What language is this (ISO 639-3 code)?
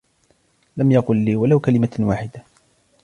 ara